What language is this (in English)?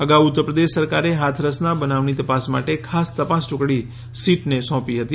Gujarati